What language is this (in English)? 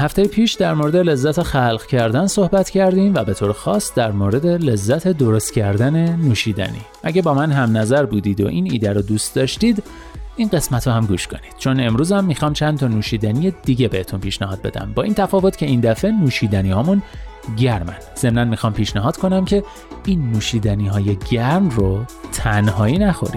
Persian